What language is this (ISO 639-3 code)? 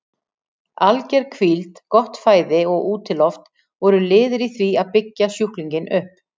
isl